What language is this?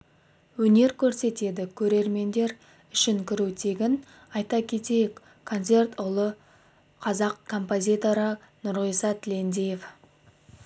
Kazakh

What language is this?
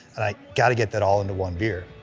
English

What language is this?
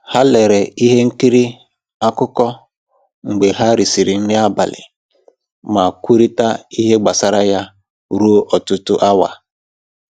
Igbo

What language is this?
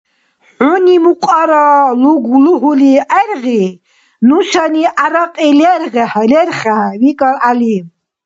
Dargwa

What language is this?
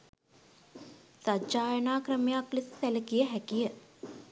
Sinhala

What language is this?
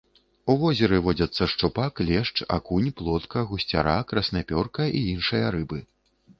Belarusian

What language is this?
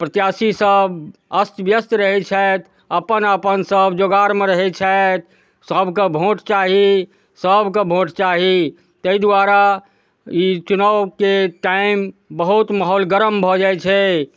Maithili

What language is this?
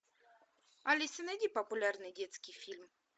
Russian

